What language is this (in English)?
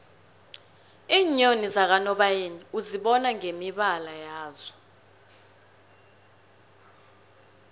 South Ndebele